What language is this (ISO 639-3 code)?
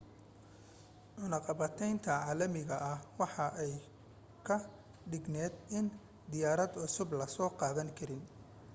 som